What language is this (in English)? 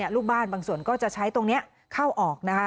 Thai